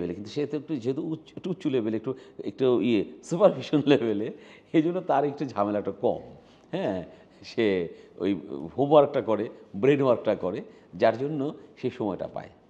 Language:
Bangla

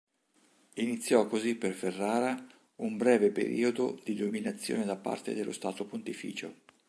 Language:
Italian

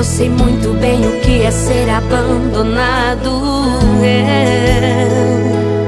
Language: Portuguese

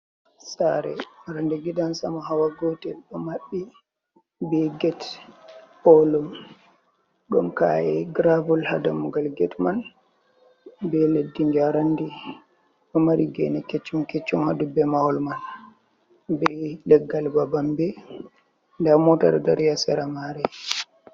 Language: Fula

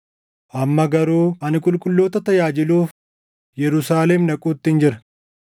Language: Oromo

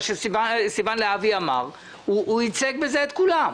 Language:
Hebrew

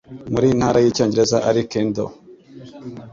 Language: Kinyarwanda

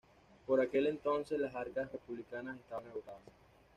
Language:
Spanish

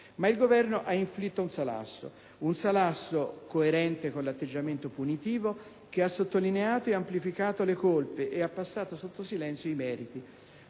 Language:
Italian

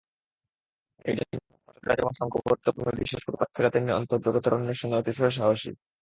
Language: Bangla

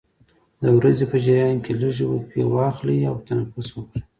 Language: Pashto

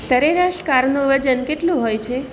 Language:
Gujarati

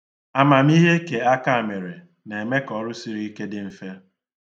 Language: Igbo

